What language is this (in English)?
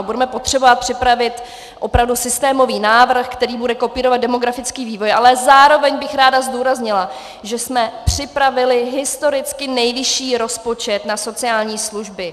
Czech